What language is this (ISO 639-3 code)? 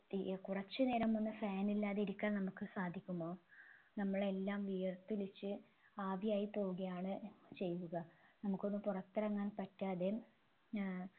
mal